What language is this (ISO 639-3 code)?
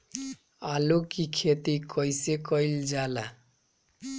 bho